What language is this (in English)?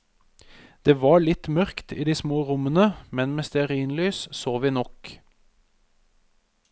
Norwegian